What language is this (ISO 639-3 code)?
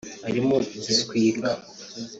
kin